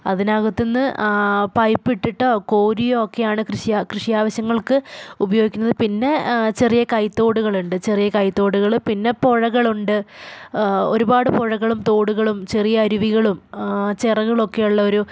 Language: Malayalam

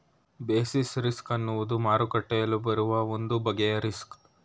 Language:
Kannada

